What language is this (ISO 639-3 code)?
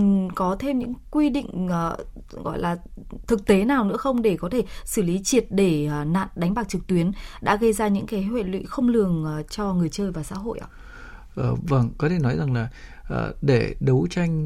vie